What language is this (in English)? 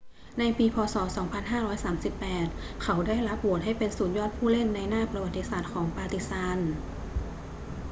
Thai